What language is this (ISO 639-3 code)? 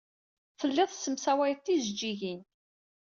kab